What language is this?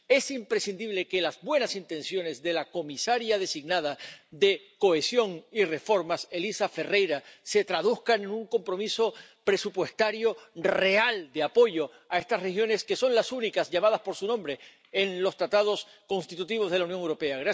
Spanish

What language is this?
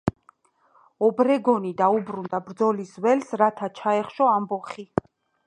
Georgian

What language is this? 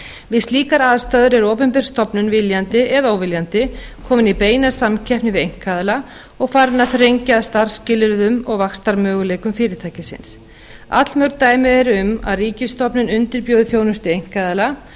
Icelandic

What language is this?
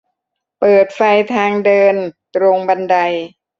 Thai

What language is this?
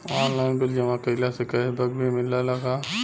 Bhojpuri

